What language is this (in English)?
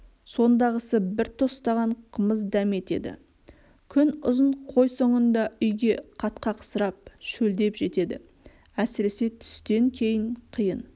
Kazakh